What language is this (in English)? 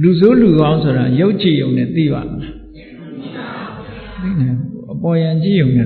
Vietnamese